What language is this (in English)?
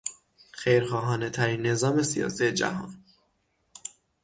Persian